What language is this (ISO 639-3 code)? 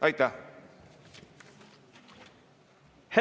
est